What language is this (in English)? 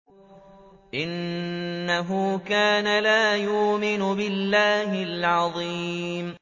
Arabic